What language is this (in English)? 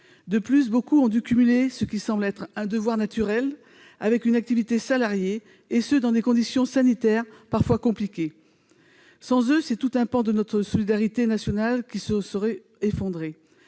French